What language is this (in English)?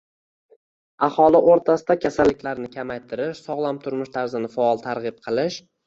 Uzbek